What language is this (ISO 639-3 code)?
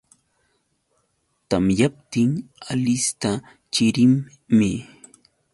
qux